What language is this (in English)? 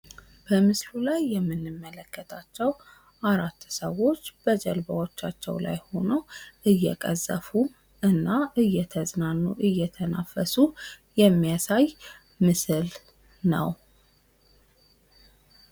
Amharic